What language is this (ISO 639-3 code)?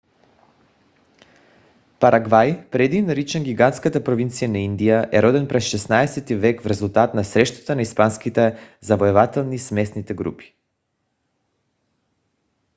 bul